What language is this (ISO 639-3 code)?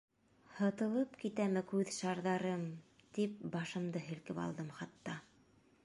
bak